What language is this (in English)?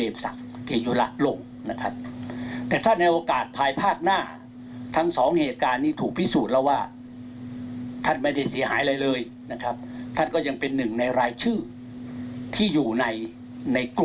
Thai